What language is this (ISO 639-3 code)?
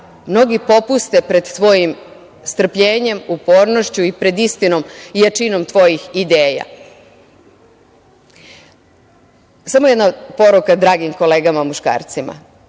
srp